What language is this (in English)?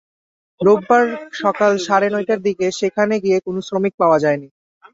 Bangla